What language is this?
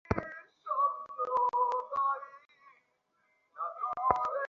Bangla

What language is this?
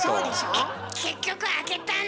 Japanese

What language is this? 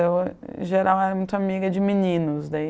Portuguese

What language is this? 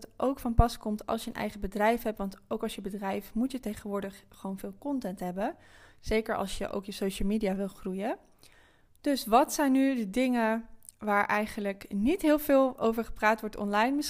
Dutch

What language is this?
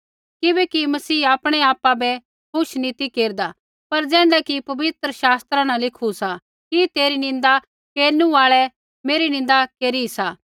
Kullu Pahari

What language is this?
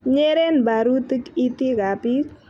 Kalenjin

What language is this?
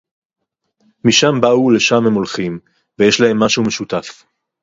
Hebrew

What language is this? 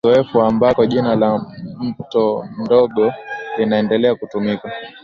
Swahili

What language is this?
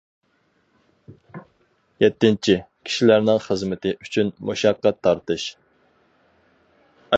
Uyghur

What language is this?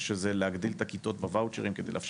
Hebrew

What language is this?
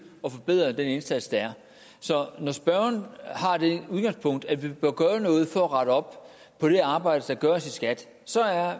Danish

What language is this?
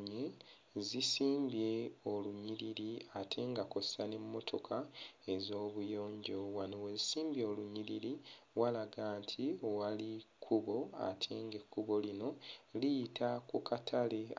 Ganda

